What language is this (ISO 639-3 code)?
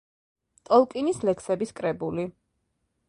kat